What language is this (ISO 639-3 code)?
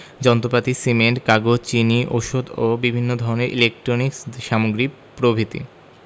ben